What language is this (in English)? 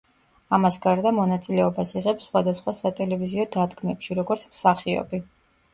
Georgian